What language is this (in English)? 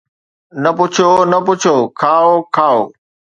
Sindhi